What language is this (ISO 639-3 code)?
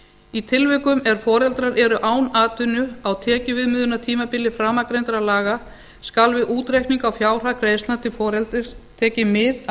isl